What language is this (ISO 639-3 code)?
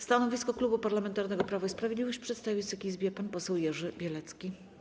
pol